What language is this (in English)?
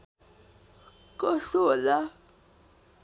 Nepali